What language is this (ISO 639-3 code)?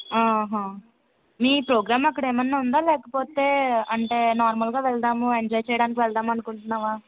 tel